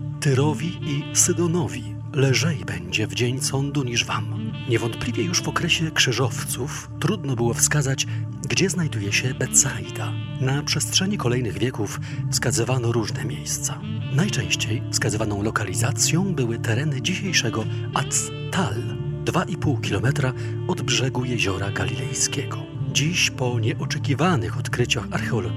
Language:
Polish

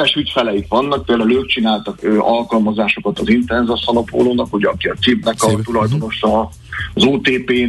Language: Hungarian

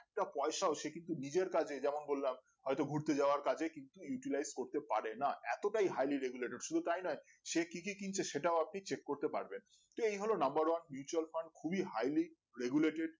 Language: Bangla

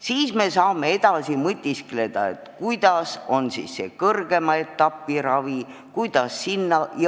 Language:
Estonian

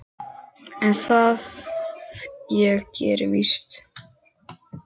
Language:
Icelandic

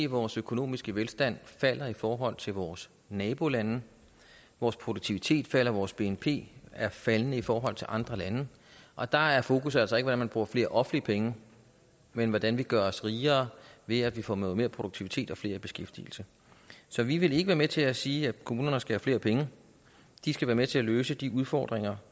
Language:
Danish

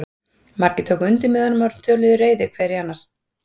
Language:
Icelandic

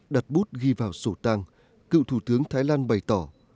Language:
Vietnamese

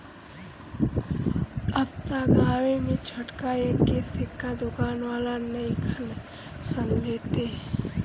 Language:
Bhojpuri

